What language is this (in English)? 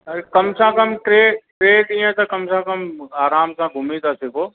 Sindhi